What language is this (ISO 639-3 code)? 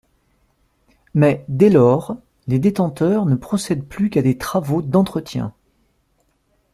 fra